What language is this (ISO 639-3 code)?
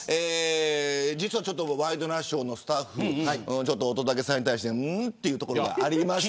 jpn